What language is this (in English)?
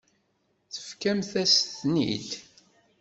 Kabyle